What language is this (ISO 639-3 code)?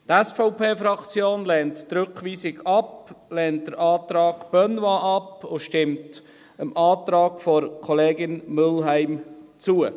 gsw